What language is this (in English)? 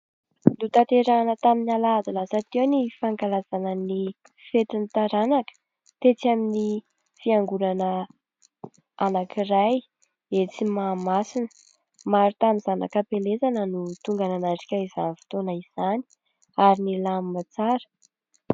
Malagasy